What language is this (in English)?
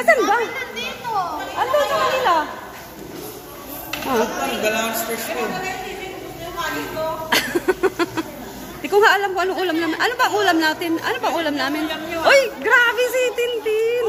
Filipino